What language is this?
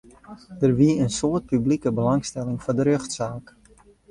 Western Frisian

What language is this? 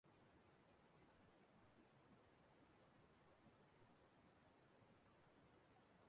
Igbo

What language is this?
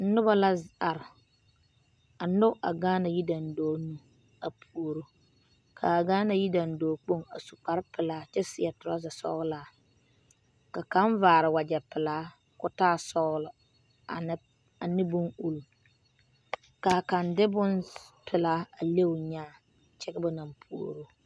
Southern Dagaare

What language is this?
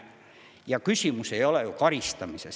Estonian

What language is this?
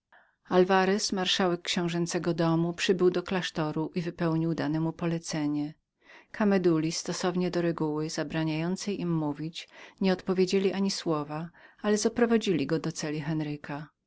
Polish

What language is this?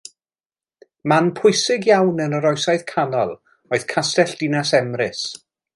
Welsh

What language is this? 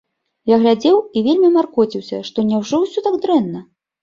Belarusian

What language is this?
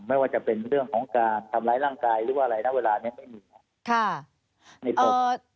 Thai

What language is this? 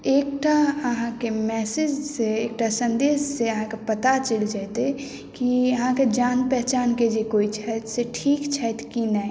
Maithili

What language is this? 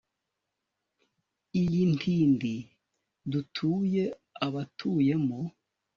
Kinyarwanda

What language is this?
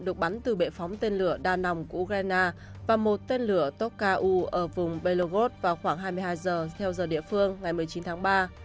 Vietnamese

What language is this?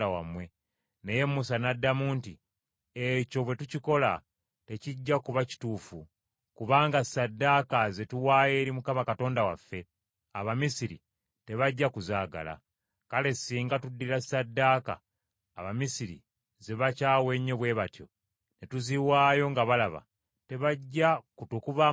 Ganda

